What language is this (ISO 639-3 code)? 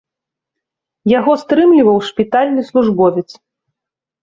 bel